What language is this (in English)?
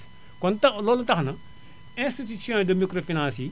Wolof